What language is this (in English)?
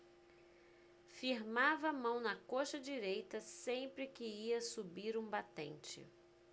Portuguese